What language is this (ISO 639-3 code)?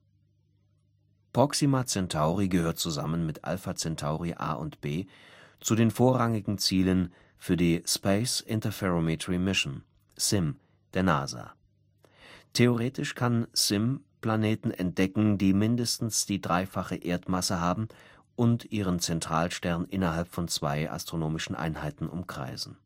deu